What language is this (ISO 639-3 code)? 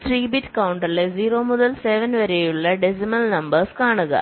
mal